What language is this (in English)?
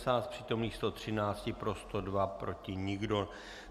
Czech